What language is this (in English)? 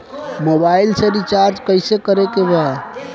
Bhojpuri